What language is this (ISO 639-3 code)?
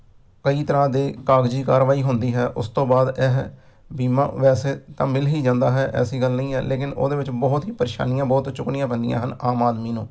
pan